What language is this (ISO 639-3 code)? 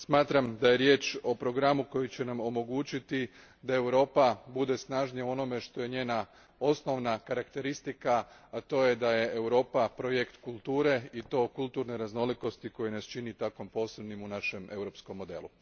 hrv